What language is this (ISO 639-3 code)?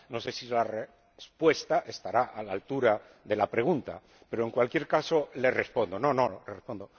spa